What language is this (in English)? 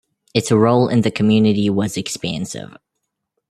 English